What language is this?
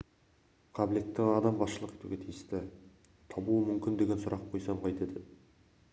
Kazakh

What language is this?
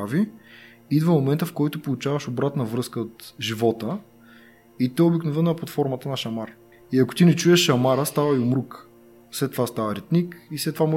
Bulgarian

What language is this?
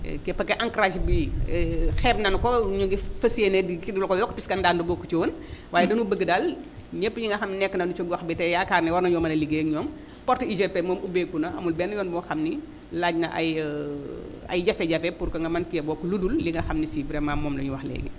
Wolof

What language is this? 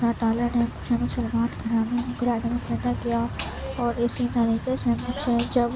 Urdu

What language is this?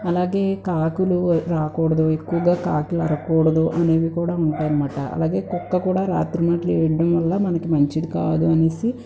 Telugu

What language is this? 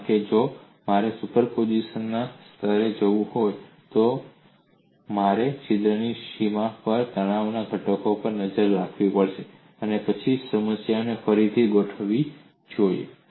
Gujarati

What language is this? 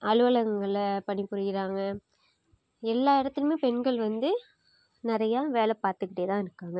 Tamil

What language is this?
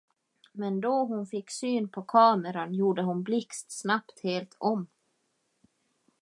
Swedish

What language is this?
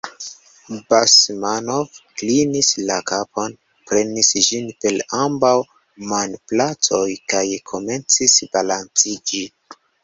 Esperanto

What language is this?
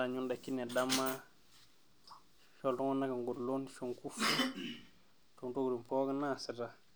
Masai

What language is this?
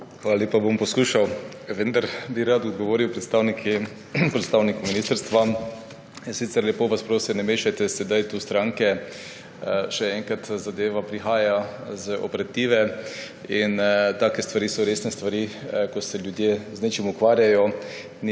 Slovenian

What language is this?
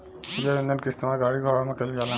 Bhojpuri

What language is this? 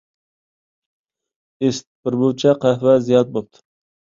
Uyghur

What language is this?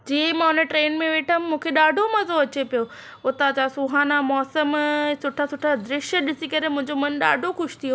Sindhi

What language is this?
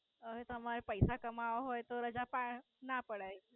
Gujarati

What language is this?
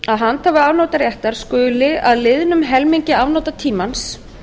Icelandic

